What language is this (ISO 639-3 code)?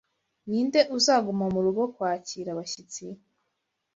kin